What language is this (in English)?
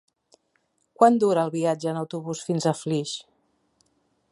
Catalan